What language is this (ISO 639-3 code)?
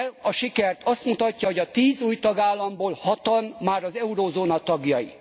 hun